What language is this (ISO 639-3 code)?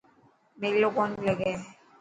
mki